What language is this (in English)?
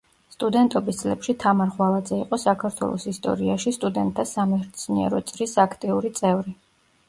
Georgian